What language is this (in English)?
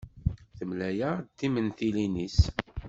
Kabyle